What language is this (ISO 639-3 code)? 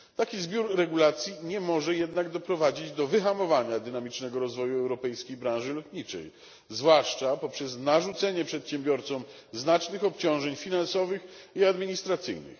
pol